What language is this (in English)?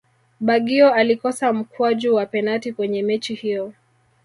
Swahili